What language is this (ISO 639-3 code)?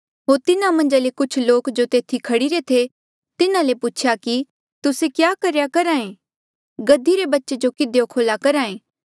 mjl